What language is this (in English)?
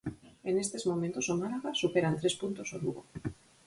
Galician